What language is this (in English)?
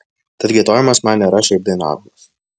Lithuanian